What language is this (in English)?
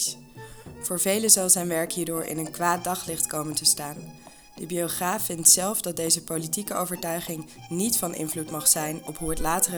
Dutch